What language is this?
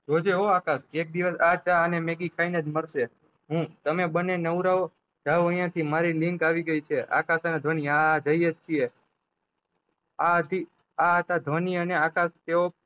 Gujarati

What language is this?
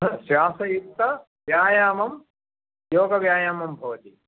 Sanskrit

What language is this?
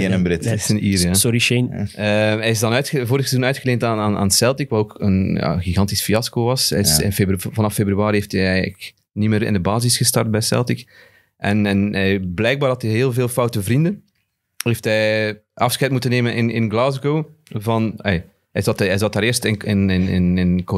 Dutch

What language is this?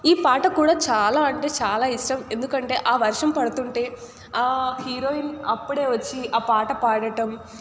Telugu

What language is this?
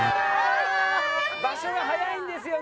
Japanese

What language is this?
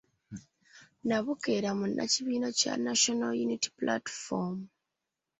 Ganda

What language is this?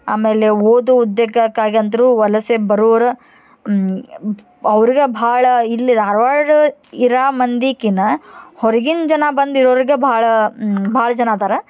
Kannada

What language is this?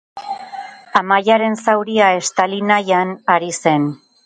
Basque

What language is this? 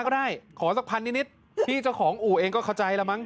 Thai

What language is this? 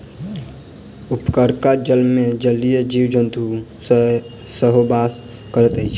Maithili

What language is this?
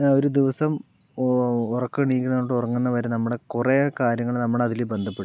Malayalam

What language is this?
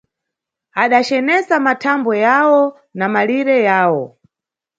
Nyungwe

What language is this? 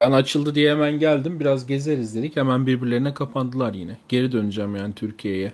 Turkish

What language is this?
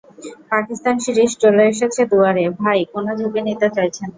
Bangla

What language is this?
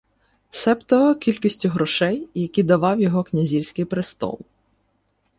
Ukrainian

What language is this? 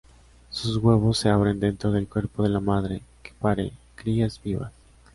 Spanish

